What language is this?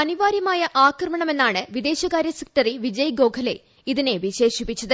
Malayalam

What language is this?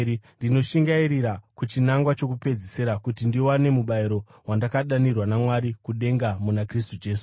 Shona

